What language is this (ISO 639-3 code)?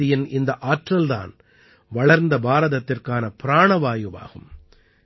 tam